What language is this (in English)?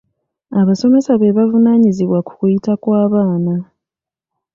Ganda